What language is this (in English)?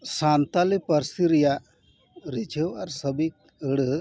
Santali